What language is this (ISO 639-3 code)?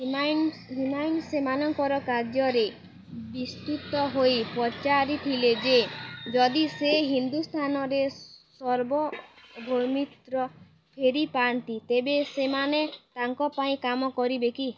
ori